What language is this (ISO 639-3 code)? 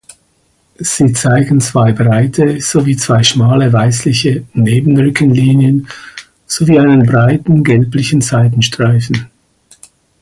deu